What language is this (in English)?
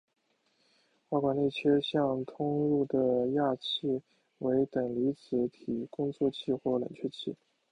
Chinese